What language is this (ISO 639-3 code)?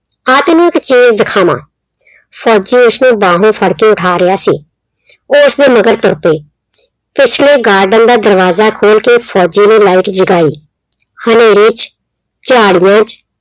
pan